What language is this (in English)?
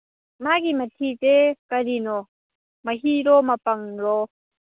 Manipuri